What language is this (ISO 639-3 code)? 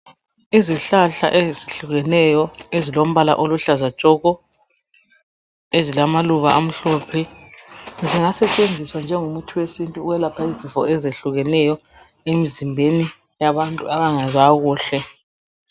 nde